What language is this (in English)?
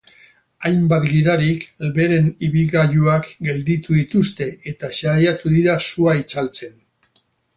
Basque